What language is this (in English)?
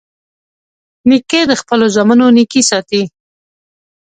Pashto